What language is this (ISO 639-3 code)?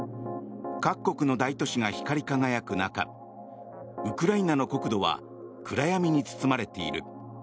jpn